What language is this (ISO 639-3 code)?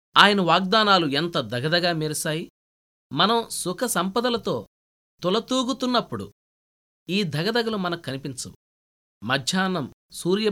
tel